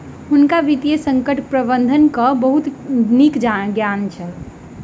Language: Maithili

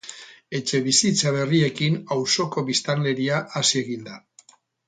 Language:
Basque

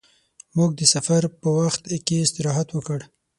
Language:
Pashto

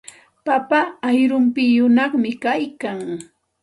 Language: Santa Ana de Tusi Pasco Quechua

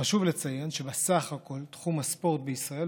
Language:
Hebrew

